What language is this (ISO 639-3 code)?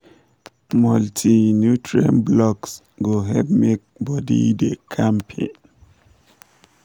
pcm